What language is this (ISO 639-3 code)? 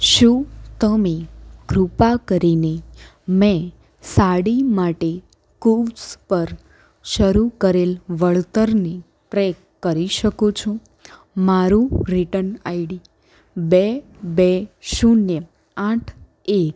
guj